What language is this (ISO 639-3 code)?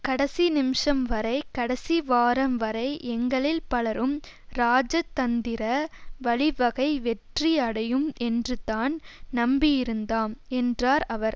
tam